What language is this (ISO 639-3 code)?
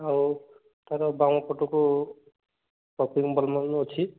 ori